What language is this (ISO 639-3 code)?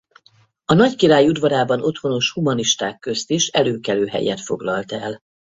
hun